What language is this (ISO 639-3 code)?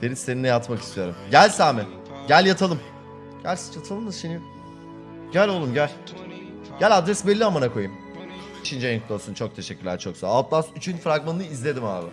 tur